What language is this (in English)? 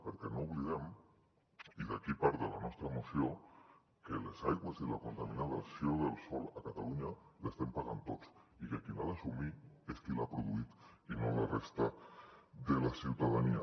Catalan